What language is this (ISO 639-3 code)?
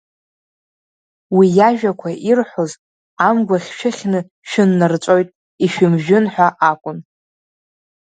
abk